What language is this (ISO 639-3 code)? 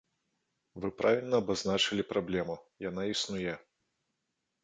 bel